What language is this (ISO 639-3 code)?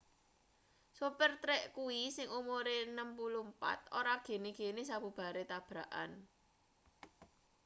jav